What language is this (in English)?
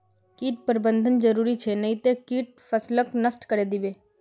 Magahi